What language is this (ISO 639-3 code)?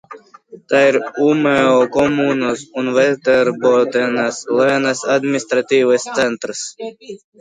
lav